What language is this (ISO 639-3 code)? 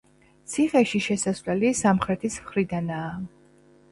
kat